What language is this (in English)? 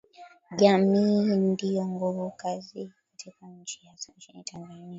Swahili